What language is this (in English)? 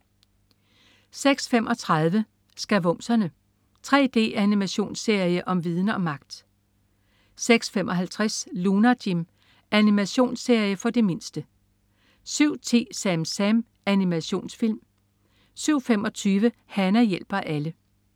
Danish